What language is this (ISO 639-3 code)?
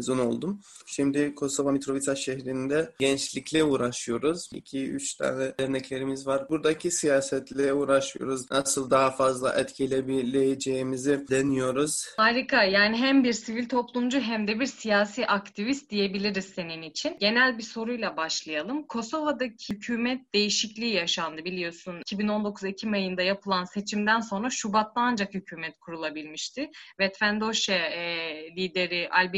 tur